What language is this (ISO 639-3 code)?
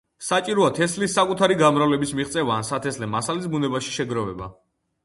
kat